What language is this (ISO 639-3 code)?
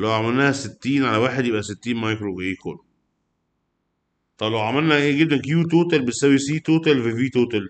ara